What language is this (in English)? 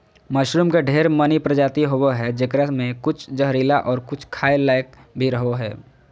Magahi